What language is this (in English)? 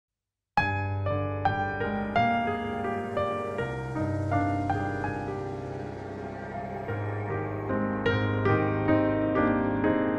Arabic